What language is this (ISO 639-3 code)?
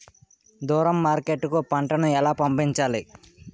tel